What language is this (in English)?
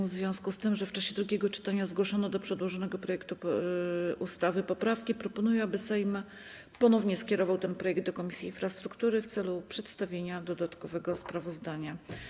Polish